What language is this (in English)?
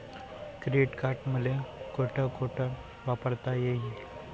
Marathi